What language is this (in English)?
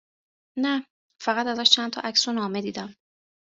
Persian